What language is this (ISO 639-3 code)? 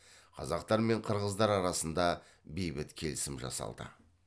kaz